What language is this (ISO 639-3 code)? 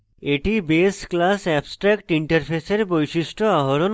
ben